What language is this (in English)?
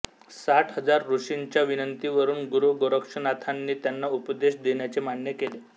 Marathi